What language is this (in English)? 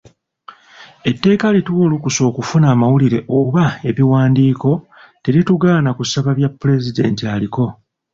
Ganda